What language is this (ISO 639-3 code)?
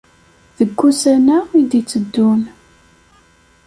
kab